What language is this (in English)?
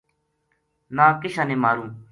Gujari